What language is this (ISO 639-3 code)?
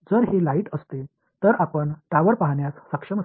mar